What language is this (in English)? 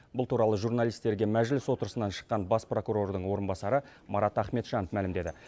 Kazakh